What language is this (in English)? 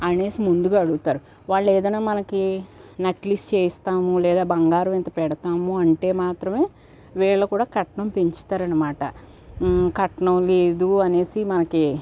Telugu